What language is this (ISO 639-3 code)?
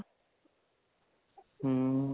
pan